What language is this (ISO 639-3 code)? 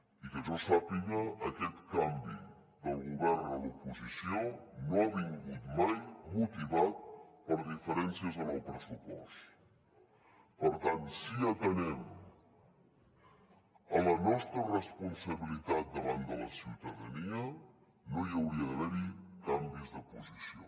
cat